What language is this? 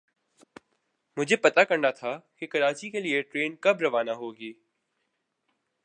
Urdu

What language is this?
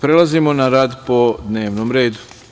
Serbian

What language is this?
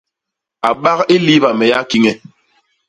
Basaa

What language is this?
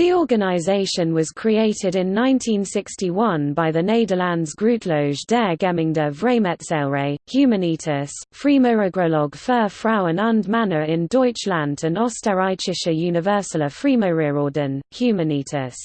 English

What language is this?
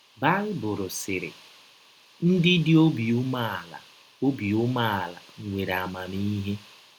Igbo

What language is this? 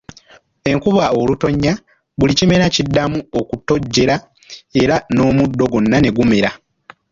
Ganda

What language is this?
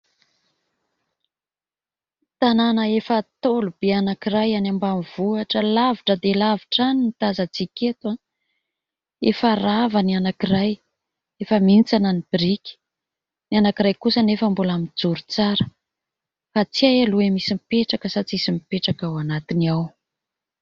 Malagasy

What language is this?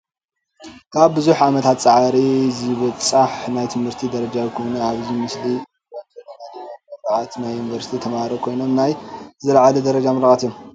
Tigrinya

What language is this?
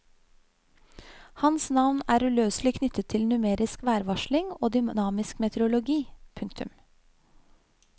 Norwegian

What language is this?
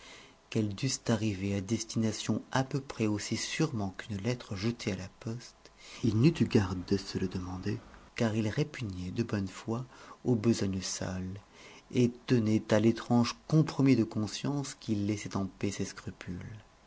French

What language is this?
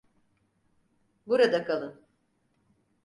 Turkish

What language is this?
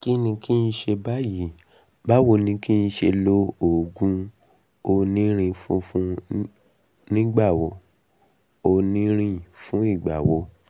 Yoruba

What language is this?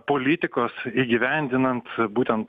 Lithuanian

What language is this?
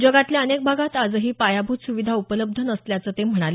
Marathi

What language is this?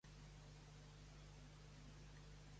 Catalan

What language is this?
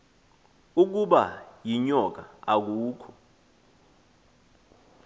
Xhosa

